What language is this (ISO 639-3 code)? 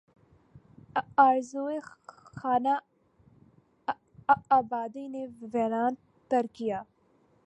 urd